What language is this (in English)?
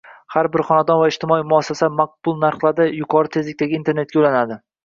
Uzbek